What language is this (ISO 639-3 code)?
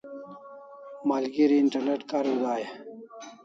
kls